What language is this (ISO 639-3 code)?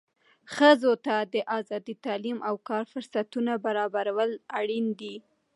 pus